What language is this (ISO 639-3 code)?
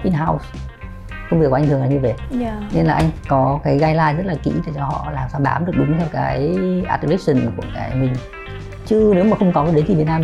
vie